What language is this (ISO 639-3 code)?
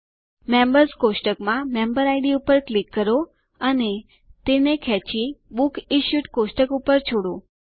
guj